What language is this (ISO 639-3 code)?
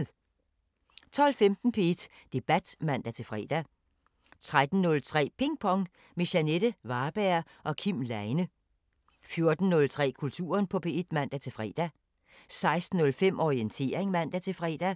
dan